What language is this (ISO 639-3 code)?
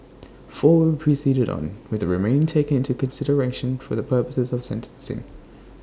eng